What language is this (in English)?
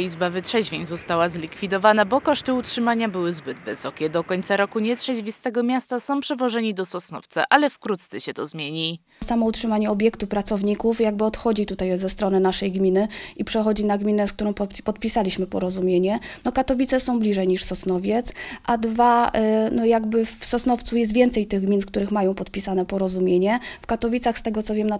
Polish